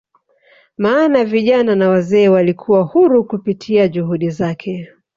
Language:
Swahili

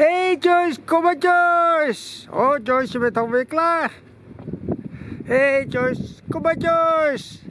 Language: Dutch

